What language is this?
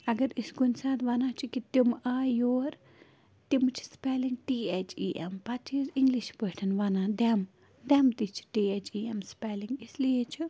Kashmiri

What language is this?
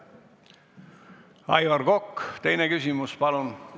Estonian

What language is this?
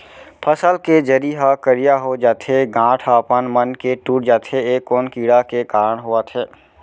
Chhattisgarhi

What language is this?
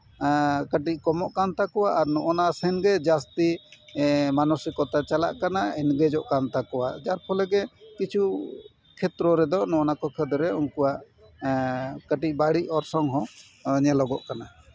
Santali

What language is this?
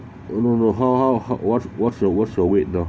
English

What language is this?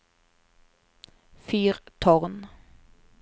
Norwegian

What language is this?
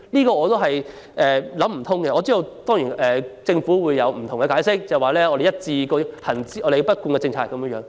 Cantonese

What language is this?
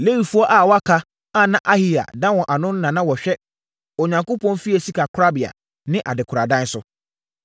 Akan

